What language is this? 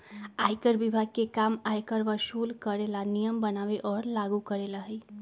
Magahi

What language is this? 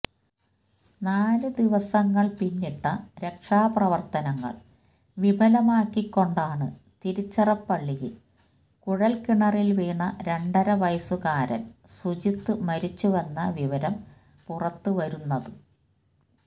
Malayalam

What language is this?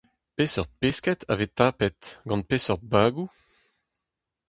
Breton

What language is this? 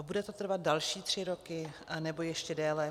Czech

